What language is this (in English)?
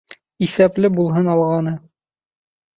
Bashkir